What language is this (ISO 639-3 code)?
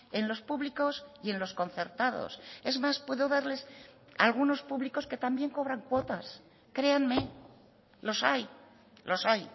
spa